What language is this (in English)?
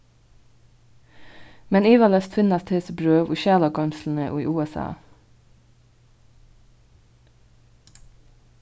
Faroese